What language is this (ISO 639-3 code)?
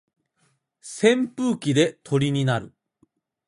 jpn